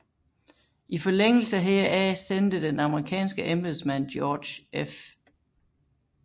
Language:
Danish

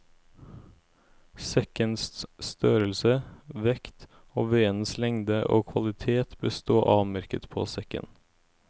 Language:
Norwegian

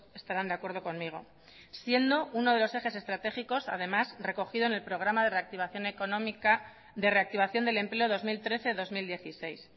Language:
Spanish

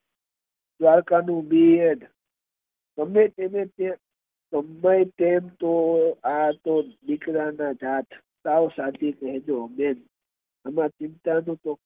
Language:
Gujarati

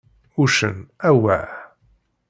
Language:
Kabyle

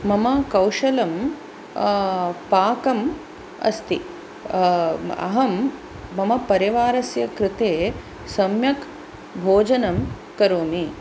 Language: Sanskrit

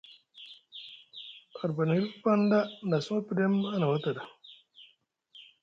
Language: Musgu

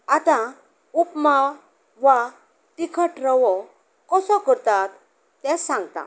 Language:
Konkani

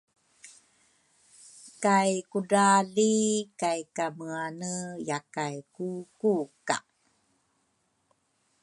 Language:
Rukai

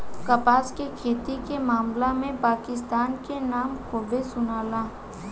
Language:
Bhojpuri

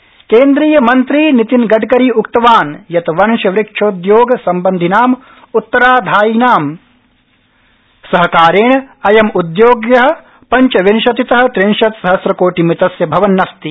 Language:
Sanskrit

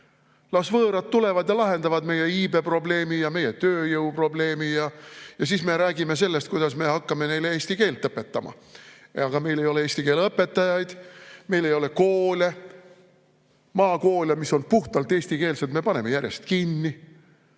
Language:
Estonian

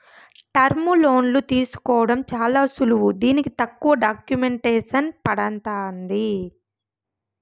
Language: Telugu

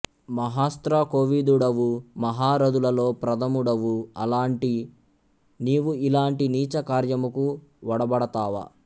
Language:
Telugu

